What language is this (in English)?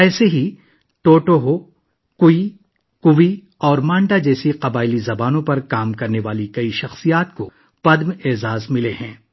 Urdu